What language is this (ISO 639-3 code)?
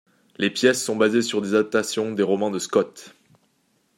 fra